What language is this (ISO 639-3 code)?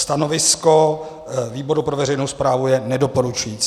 ces